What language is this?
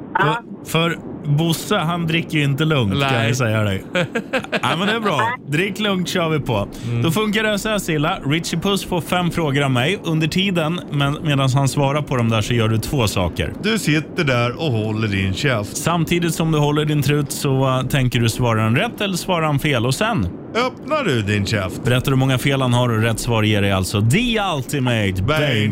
Swedish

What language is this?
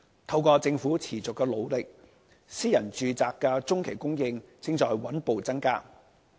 Cantonese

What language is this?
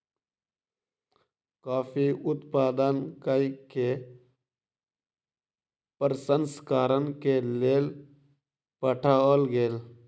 Maithili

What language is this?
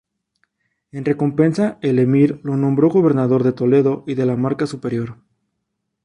Spanish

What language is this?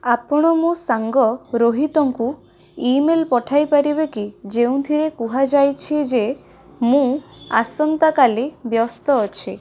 Odia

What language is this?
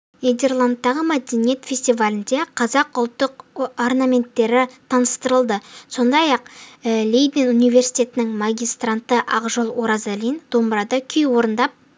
Kazakh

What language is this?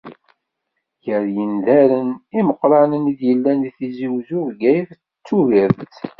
Kabyle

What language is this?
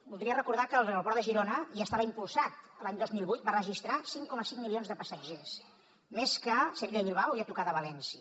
Catalan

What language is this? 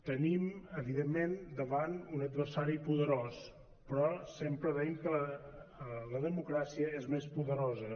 Catalan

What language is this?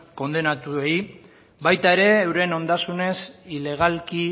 Basque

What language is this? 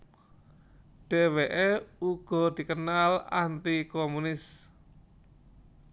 Javanese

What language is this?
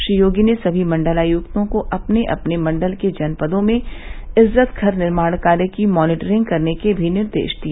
Hindi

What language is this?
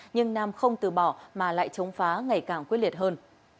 Vietnamese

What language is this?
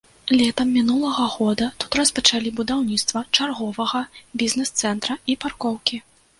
Belarusian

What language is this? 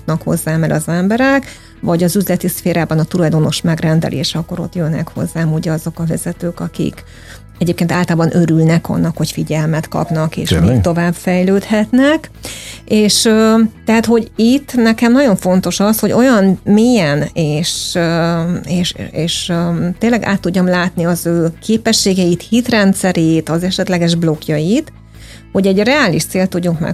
Hungarian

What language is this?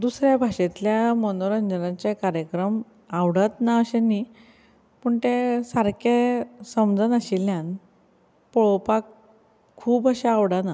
Konkani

